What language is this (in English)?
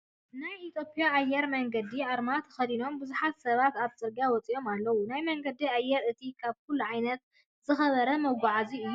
Tigrinya